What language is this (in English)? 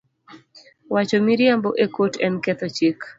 Luo (Kenya and Tanzania)